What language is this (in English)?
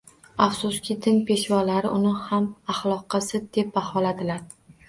Uzbek